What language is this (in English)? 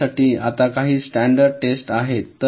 Marathi